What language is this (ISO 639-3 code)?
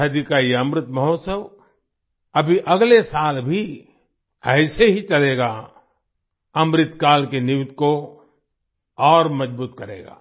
hin